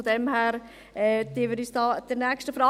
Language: Swiss German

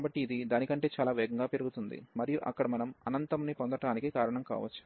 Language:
Telugu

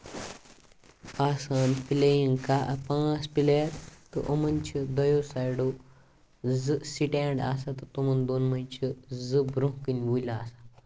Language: Kashmiri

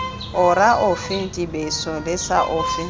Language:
Tswana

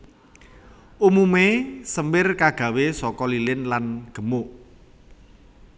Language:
Javanese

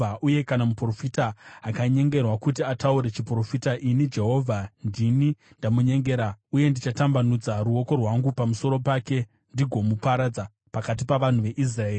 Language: Shona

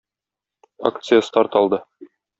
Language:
Tatar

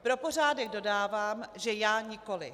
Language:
Czech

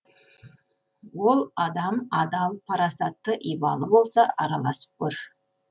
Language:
Kazakh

